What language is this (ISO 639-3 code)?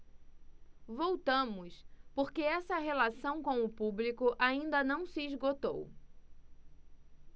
por